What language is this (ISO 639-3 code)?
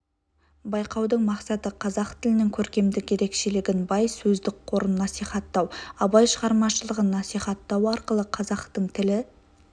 kaz